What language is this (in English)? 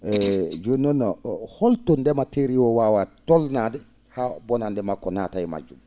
Fula